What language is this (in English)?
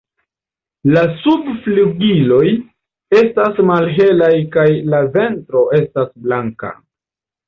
Esperanto